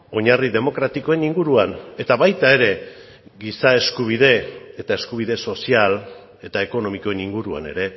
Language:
Basque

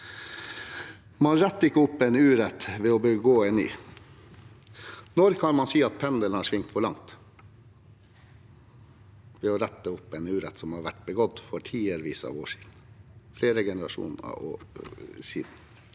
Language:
Norwegian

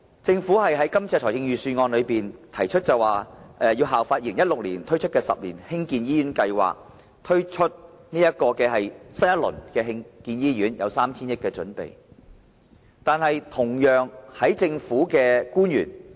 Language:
Cantonese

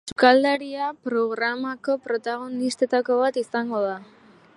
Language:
Basque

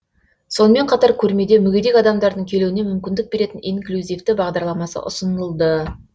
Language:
Kazakh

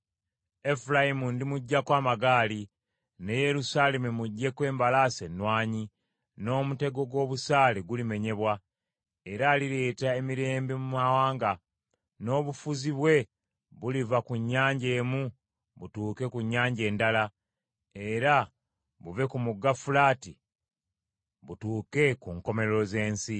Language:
Ganda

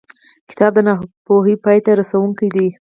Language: Pashto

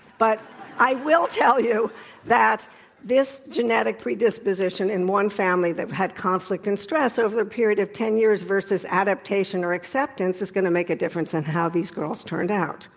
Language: English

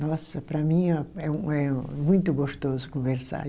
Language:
Portuguese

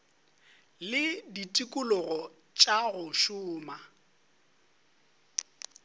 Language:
Northern Sotho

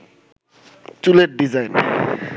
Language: Bangla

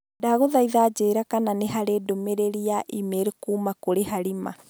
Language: Kikuyu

